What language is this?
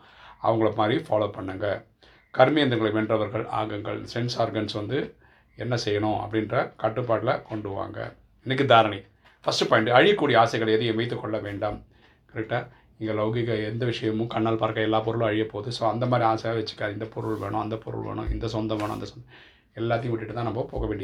Tamil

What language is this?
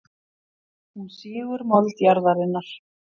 Icelandic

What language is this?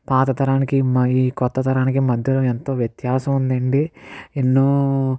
Telugu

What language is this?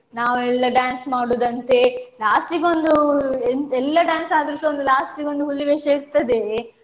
Kannada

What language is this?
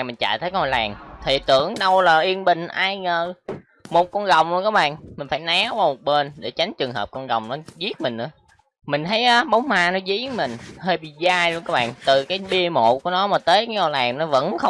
Vietnamese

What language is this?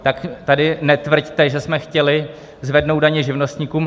Czech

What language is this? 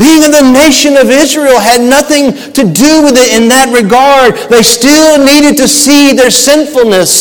English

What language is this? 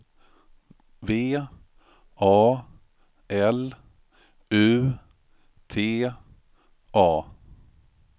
Swedish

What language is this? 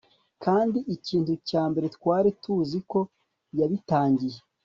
Kinyarwanda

